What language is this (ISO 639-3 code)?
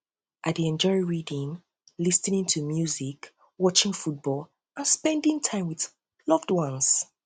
pcm